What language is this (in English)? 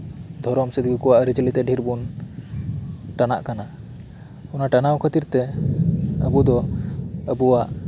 Santali